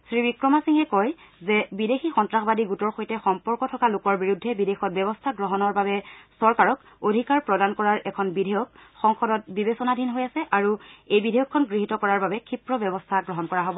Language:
Assamese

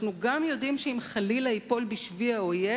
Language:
Hebrew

